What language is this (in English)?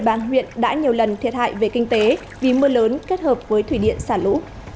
Vietnamese